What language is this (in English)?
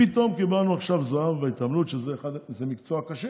Hebrew